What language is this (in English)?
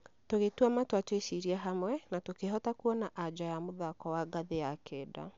Kikuyu